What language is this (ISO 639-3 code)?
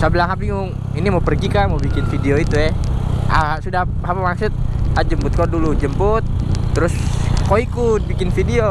ind